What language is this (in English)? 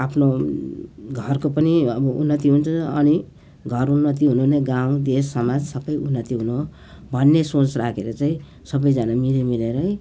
Nepali